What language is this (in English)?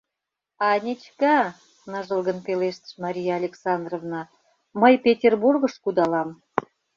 Mari